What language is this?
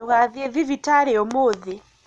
Kikuyu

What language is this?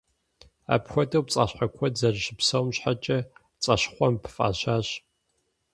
Kabardian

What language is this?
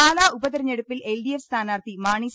Malayalam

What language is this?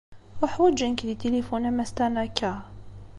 Kabyle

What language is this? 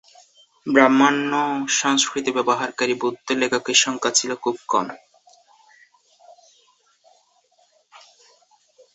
Bangla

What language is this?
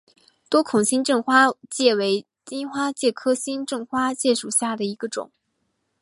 Chinese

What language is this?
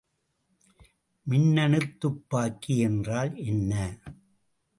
Tamil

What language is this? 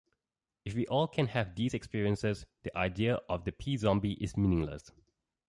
English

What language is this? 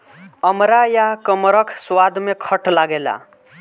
Bhojpuri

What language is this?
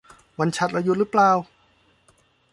Thai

